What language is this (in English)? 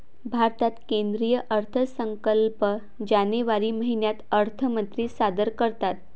Marathi